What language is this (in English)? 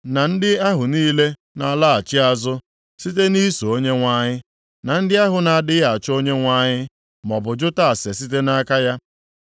Igbo